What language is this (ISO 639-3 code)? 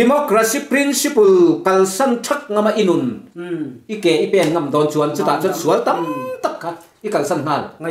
tha